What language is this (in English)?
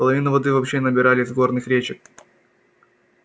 Russian